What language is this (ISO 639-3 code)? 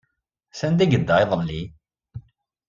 kab